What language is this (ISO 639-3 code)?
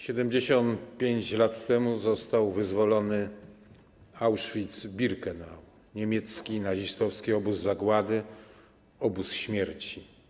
pol